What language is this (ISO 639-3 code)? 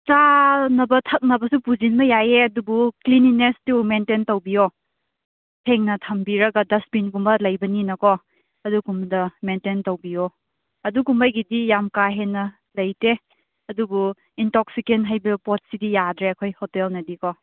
mni